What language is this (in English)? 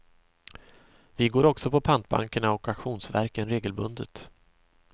Swedish